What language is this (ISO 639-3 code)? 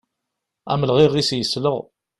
kab